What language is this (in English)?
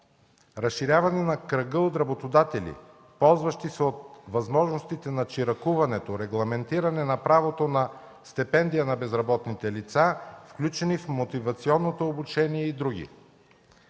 Bulgarian